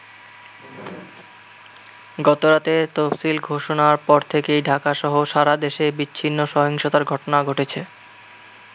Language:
Bangla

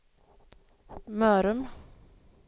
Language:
Swedish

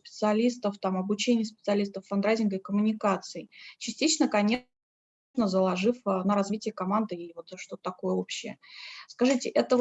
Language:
Russian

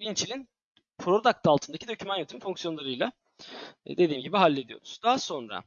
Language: Turkish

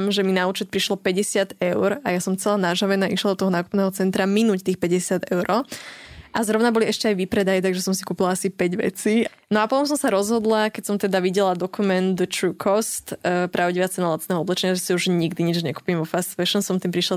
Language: Slovak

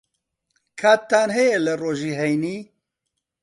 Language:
Central Kurdish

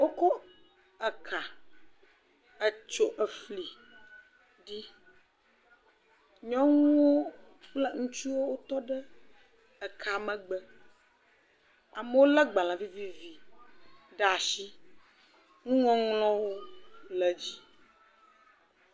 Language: Ewe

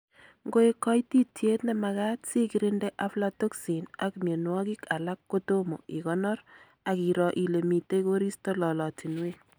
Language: Kalenjin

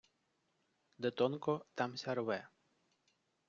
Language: Ukrainian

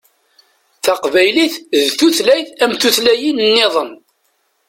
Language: Kabyle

